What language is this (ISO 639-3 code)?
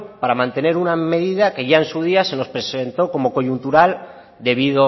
spa